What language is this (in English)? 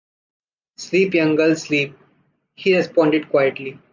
English